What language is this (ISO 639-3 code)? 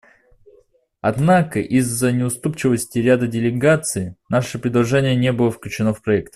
rus